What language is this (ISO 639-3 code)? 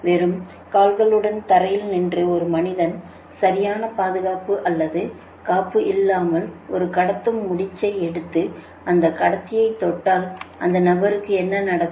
tam